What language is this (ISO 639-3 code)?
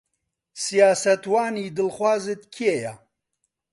ckb